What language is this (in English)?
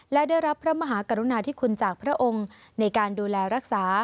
Thai